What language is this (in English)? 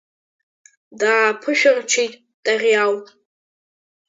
Abkhazian